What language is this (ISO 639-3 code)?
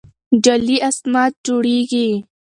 pus